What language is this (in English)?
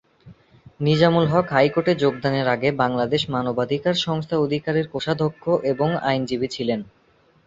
Bangla